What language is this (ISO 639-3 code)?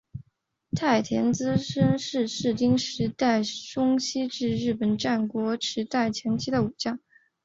zho